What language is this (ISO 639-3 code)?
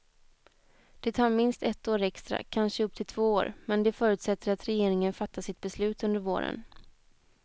swe